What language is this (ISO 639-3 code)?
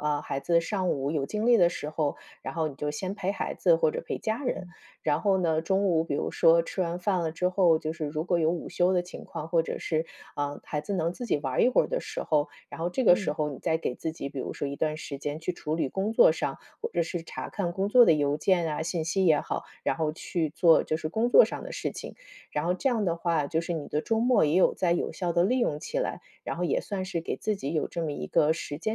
zho